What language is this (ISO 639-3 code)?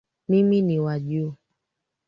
swa